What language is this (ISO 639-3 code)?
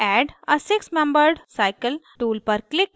hin